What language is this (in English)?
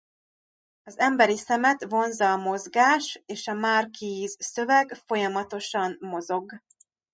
Hungarian